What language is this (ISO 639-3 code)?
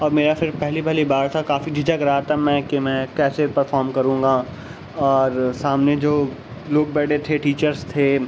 urd